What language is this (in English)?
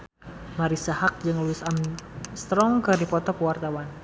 Sundanese